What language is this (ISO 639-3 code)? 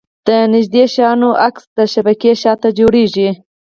pus